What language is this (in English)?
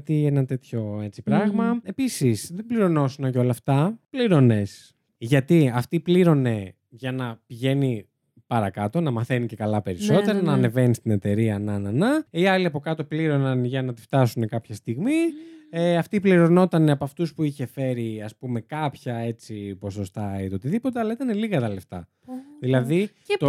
Greek